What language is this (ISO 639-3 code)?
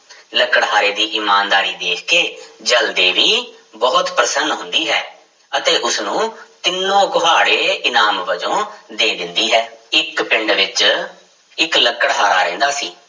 pan